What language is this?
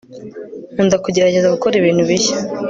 Kinyarwanda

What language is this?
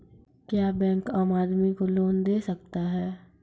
Maithili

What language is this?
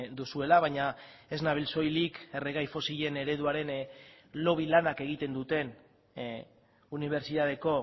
Basque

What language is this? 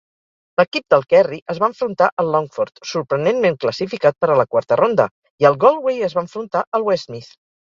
Catalan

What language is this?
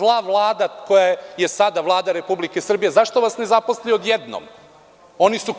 Serbian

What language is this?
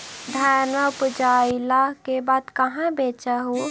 Magahi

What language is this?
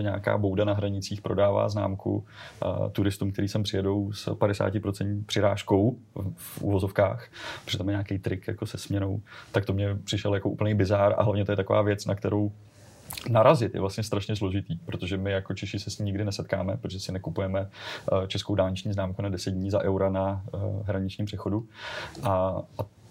Czech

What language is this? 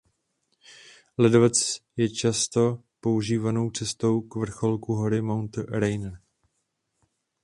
Czech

